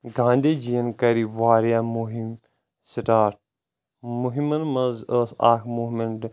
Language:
Kashmiri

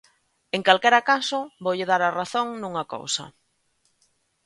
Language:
Galician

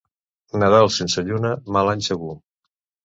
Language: Catalan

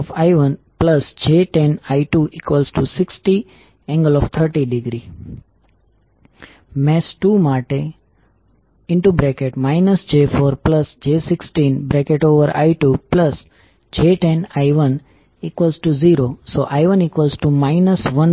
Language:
Gujarati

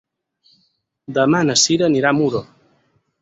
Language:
Catalan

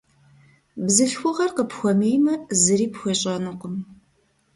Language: Kabardian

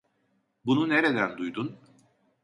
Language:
Turkish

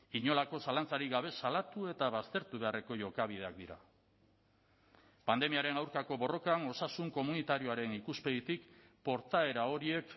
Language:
Basque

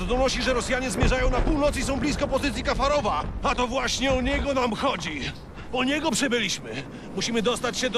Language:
Polish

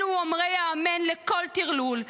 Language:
Hebrew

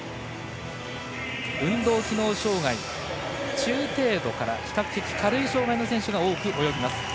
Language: Japanese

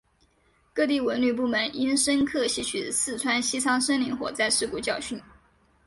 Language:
Chinese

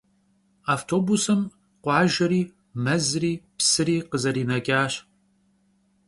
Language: Kabardian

